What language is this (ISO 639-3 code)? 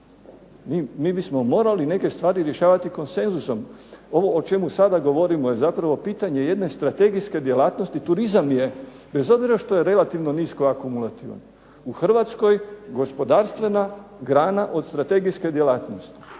hrv